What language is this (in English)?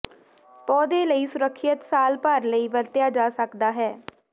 Punjabi